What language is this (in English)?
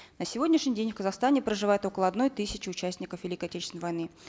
Kazakh